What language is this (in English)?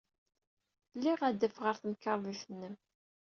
Kabyle